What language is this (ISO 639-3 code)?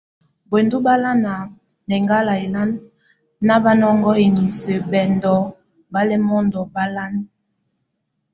tvu